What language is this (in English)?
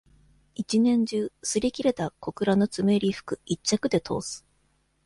Japanese